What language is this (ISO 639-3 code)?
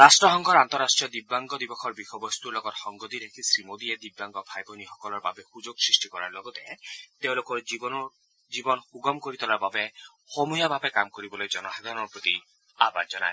asm